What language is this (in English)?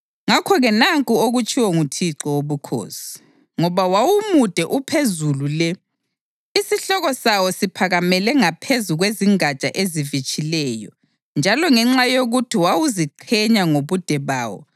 North Ndebele